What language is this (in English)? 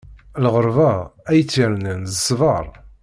Kabyle